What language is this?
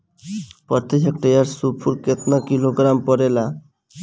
Bhojpuri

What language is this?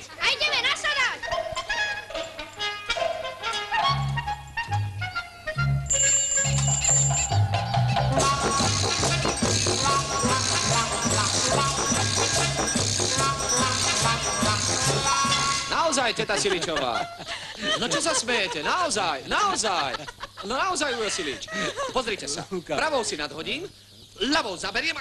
Czech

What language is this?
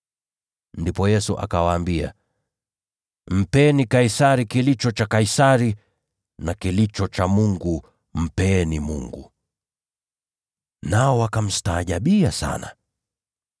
Swahili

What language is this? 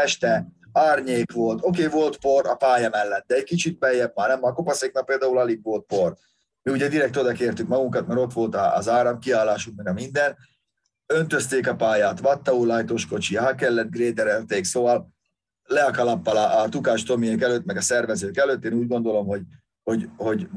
Hungarian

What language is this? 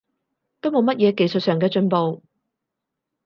Cantonese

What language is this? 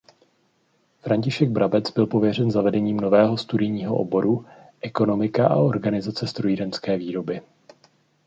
Czech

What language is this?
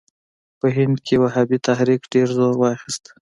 Pashto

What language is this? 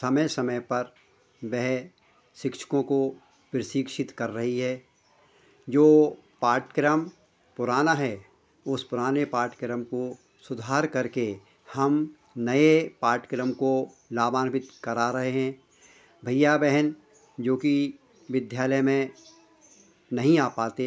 Hindi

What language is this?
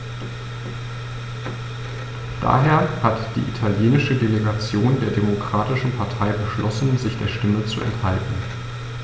German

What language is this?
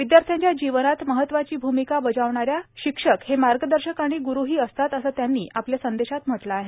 Marathi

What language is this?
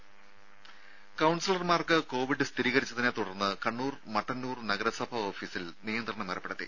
Malayalam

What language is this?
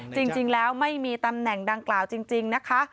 Thai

